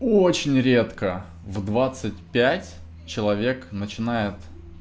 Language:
Russian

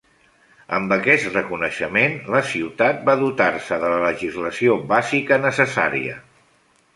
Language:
Catalan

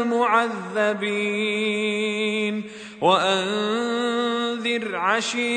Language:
Arabic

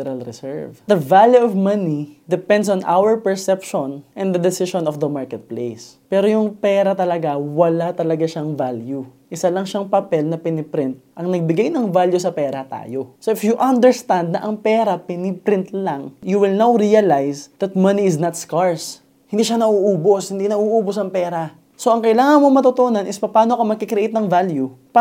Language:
Filipino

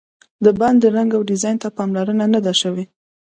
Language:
Pashto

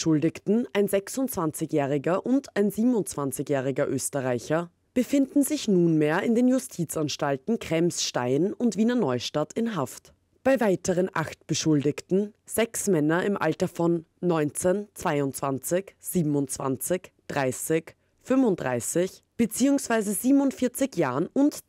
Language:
German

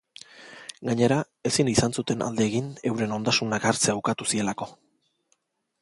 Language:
Basque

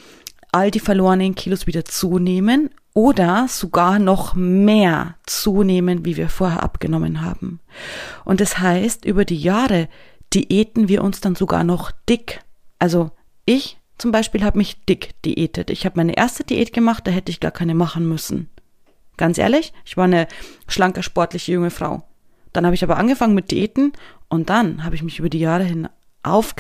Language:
German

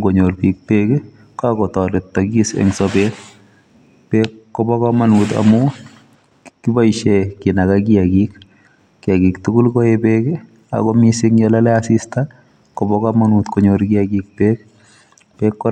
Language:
Kalenjin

